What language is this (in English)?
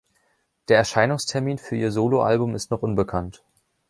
German